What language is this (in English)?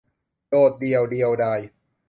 Thai